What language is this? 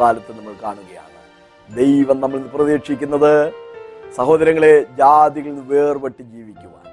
Malayalam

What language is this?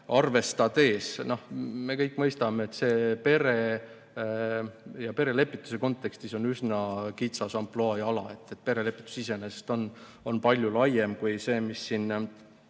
Estonian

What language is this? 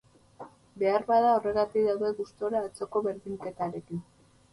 Basque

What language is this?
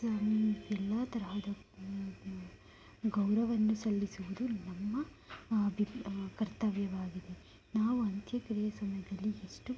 Kannada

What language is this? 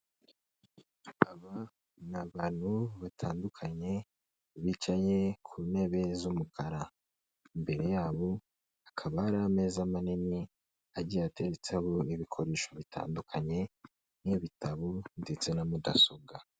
Kinyarwanda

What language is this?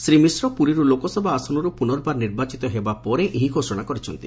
Odia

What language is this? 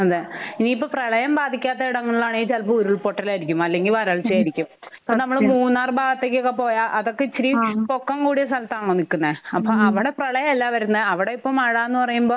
Malayalam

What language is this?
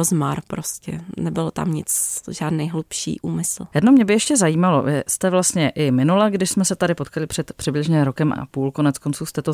Czech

